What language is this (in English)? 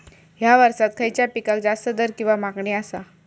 Marathi